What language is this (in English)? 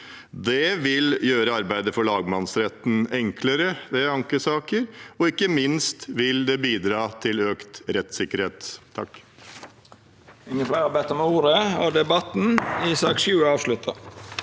Norwegian